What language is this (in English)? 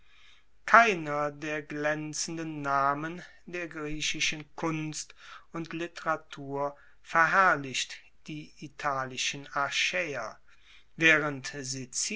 German